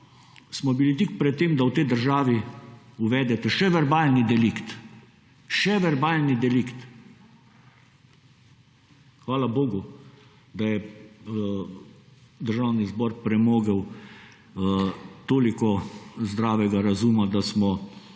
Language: Slovenian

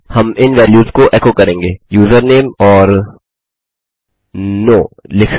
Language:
Hindi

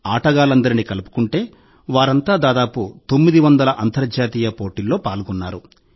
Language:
Telugu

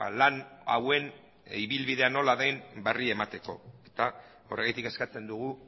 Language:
Basque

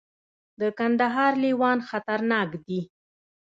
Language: Pashto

